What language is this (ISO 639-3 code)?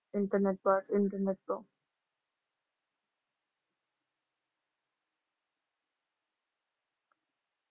pan